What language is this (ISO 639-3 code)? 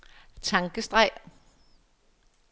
dan